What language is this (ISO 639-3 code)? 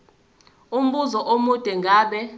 zul